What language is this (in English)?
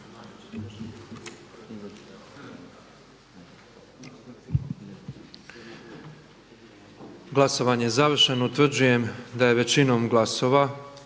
Croatian